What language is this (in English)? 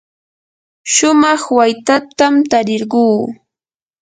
Yanahuanca Pasco Quechua